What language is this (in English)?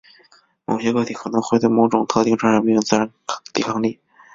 Chinese